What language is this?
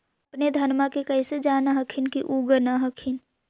Magahi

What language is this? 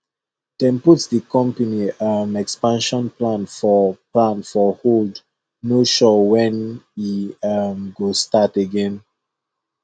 Nigerian Pidgin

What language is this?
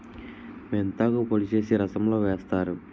Telugu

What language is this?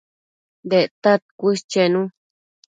Matsés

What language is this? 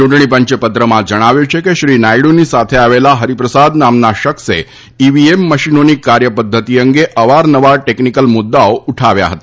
Gujarati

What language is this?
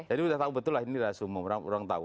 Indonesian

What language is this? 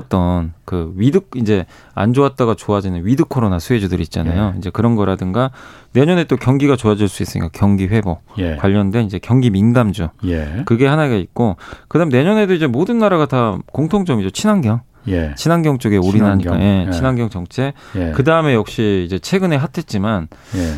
Korean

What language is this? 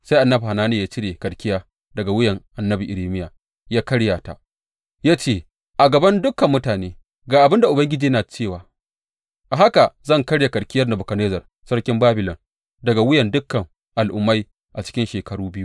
Hausa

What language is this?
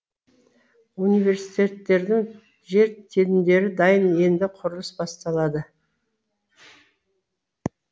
Kazakh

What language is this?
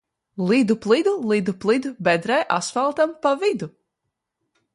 Latvian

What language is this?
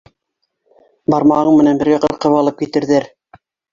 Bashkir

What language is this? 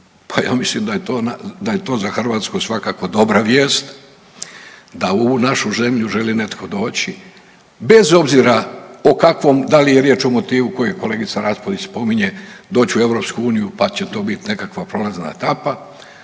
Croatian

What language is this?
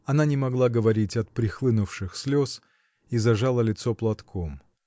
Russian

